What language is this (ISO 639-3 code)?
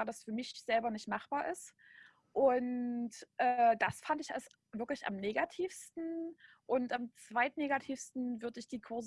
deu